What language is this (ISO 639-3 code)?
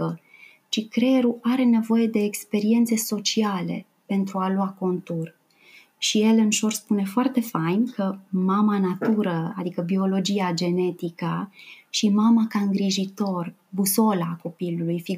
ron